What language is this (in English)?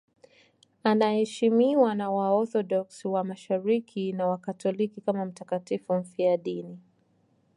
Swahili